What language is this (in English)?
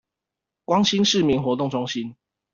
Chinese